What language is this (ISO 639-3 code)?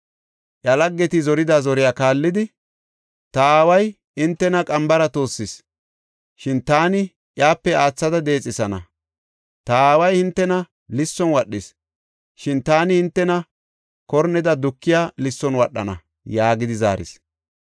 gof